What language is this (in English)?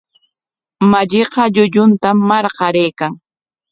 Corongo Ancash Quechua